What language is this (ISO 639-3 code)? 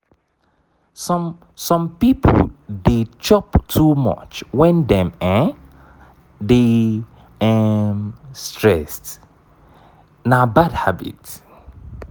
pcm